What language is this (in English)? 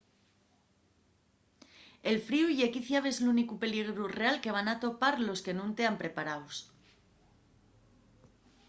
Asturian